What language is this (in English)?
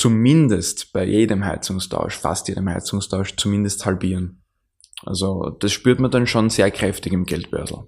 German